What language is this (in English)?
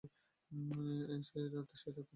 Bangla